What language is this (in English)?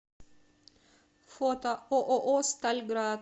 Russian